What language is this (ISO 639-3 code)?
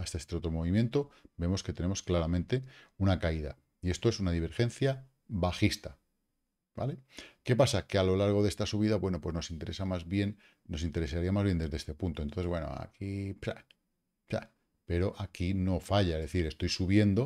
spa